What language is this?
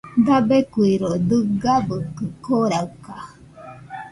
Nüpode Huitoto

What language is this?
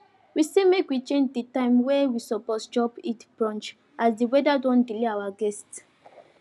Nigerian Pidgin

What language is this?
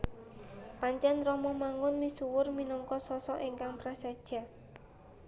Javanese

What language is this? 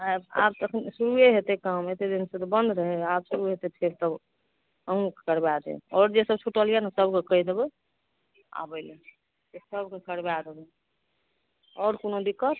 Maithili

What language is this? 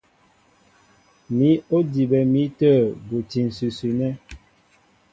Mbo (Cameroon)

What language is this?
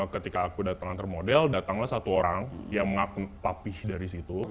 Indonesian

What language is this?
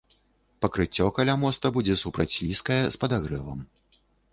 Belarusian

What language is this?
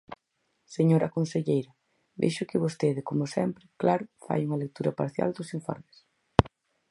Galician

